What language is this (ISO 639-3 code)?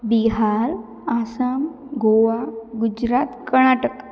snd